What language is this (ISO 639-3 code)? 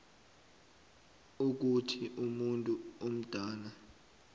nbl